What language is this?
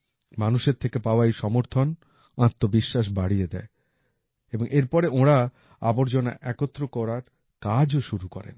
Bangla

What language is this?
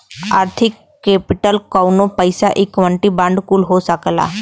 Bhojpuri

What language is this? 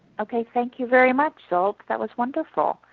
English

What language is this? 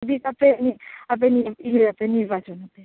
Santali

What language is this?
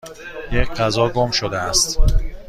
Persian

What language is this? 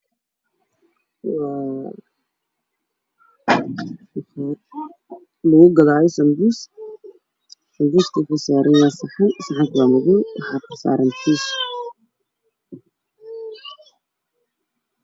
Somali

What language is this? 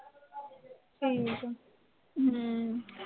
Punjabi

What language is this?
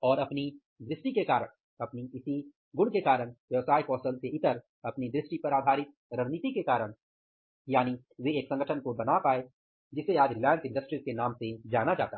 Hindi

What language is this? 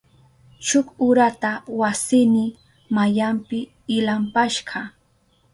Southern Pastaza Quechua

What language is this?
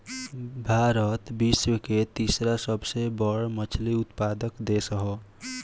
Bhojpuri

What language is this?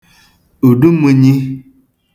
Igbo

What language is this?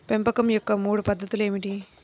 Telugu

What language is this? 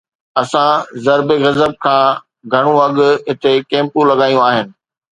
Sindhi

